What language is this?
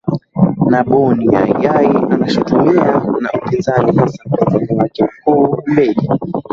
Swahili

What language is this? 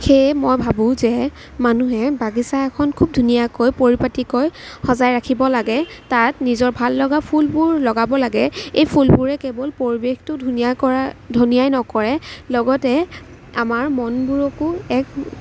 Assamese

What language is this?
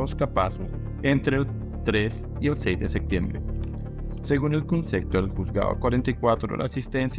Spanish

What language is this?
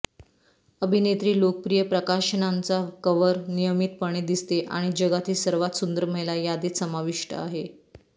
Marathi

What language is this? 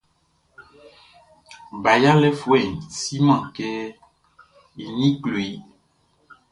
Baoulé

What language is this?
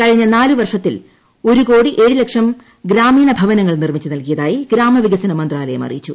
Malayalam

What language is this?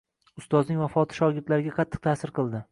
Uzbek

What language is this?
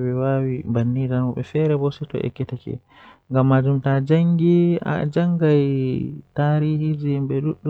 Western Niger Fulfulde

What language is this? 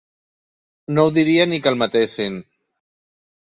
Catalan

